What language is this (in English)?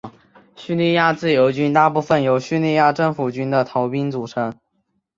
Chinese